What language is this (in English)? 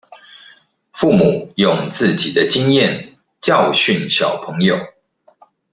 Chinese